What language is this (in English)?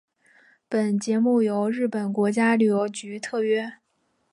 Chinese